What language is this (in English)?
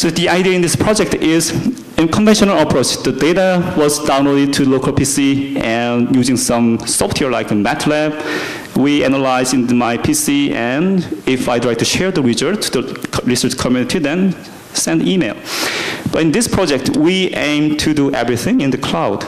English